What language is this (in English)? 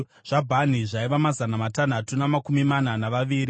Shona